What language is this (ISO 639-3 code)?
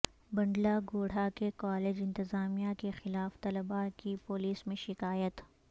urd